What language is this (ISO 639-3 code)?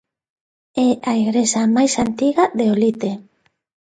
glg